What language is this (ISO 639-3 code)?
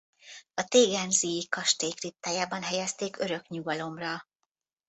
hun